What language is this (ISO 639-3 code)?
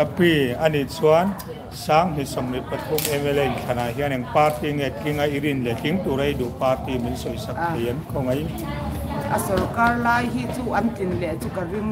tha